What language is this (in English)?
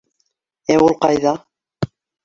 Bashkir